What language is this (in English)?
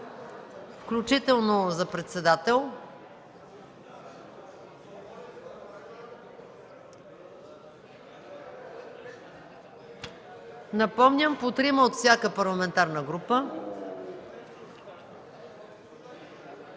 Bulgarian